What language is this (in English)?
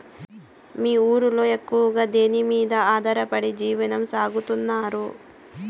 Telugu